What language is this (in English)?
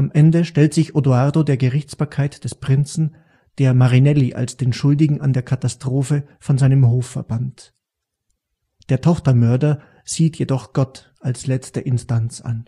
German